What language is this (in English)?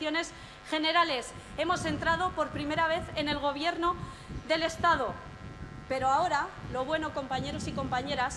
Spanish